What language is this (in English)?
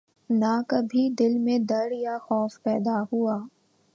Urdu